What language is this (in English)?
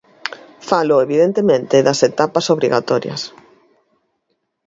Galician